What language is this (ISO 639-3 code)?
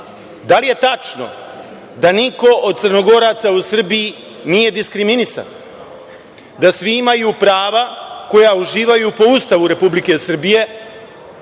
srp